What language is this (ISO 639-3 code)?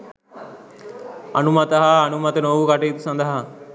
sin